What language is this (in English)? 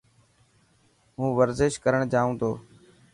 Dhatki